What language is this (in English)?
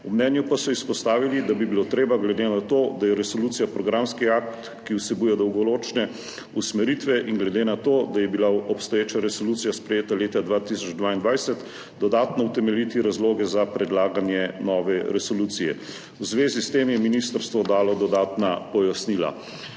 Slovenian